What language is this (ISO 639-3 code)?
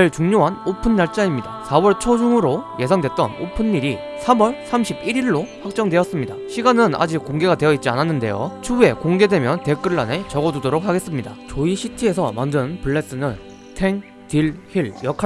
kor